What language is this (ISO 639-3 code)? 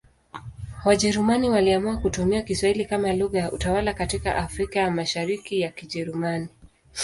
swa